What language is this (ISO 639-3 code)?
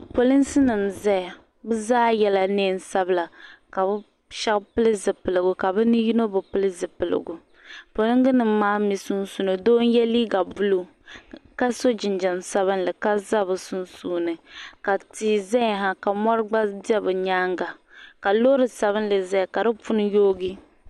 dag